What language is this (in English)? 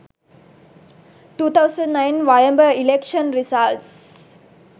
Sinhala